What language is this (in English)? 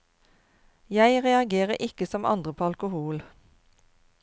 Norwegian